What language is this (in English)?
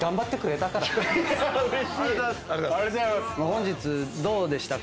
Japanese